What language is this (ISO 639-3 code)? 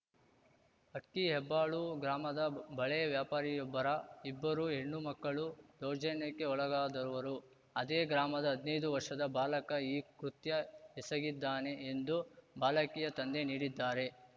kan